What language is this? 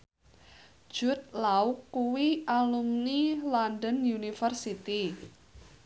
Javanese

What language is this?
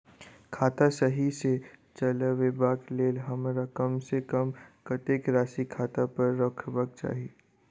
Maithili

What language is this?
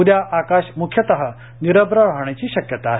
Marathi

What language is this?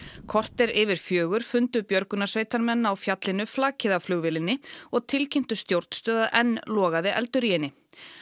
Icelandic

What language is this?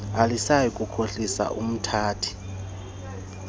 Xhosa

